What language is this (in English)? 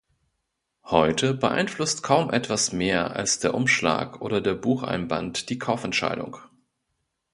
German